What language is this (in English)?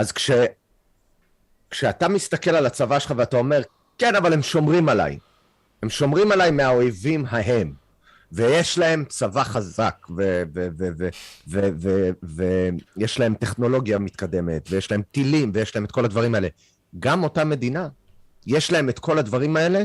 Hebrew